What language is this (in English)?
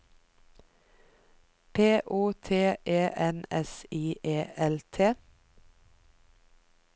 Norwegian